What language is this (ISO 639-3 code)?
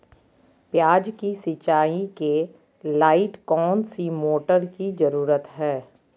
mag